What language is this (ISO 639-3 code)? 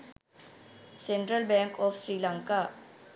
sin